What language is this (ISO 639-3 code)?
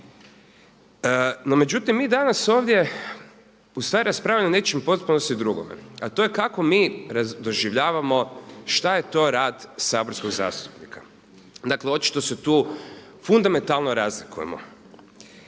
hrv